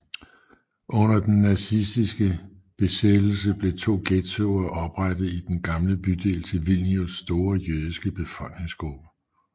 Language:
Danish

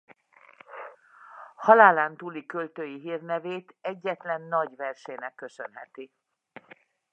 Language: Hungarian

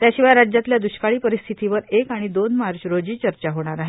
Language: Marathi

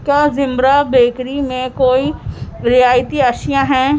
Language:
Urdu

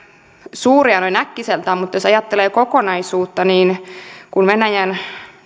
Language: Finnish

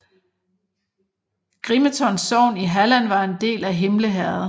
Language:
Danish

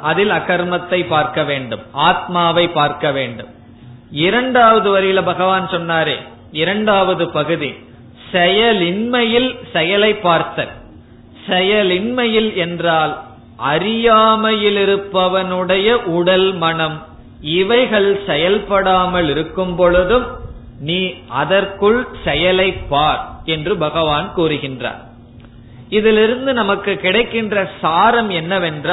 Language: Tamil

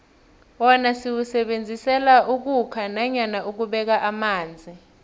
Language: South Ndebele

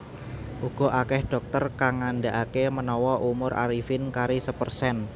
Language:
Javanese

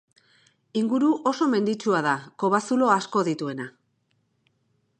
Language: Basque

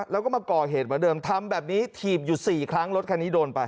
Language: Thai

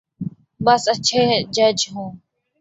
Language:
Urdu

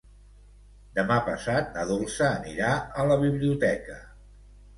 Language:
Catalan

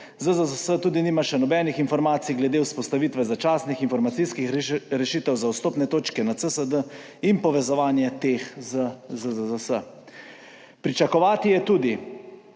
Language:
Slovenian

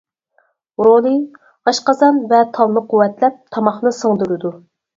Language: Uyghur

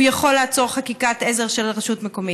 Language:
Hebrew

